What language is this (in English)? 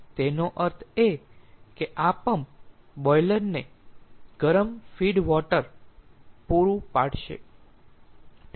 Gujarati